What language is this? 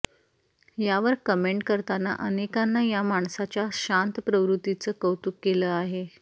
Marathi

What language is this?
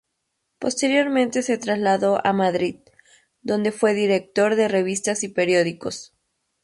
Spanish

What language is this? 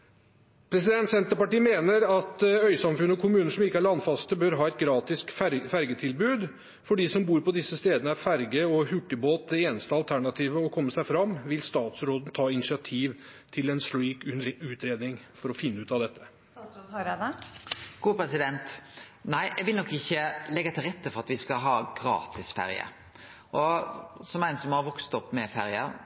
Norwegian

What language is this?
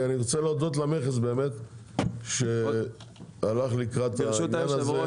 Hebrew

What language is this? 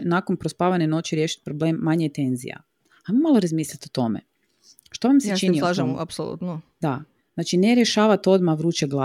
Croatian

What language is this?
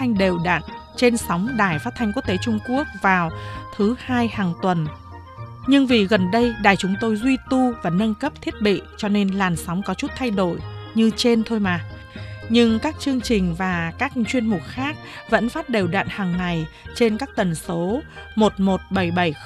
Vietnamese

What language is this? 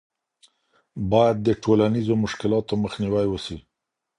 Pashto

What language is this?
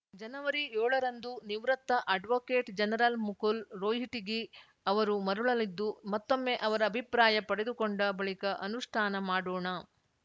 Kannada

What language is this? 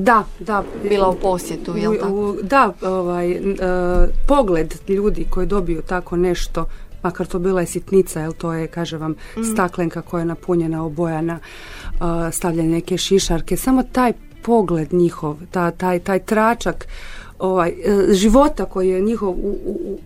Croatian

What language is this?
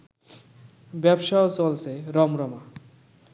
Bangla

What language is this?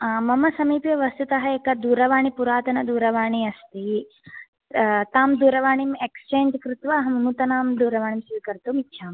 Sanskrit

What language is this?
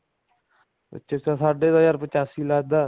Punjabi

